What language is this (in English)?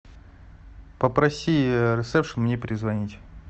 Russian